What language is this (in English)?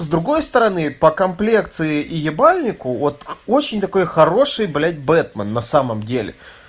Russian